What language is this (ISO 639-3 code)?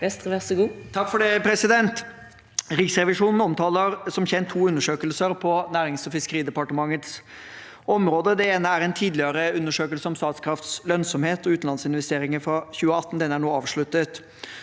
nor